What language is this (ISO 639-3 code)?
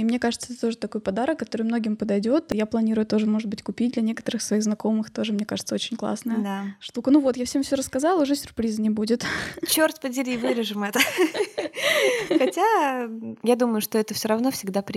rus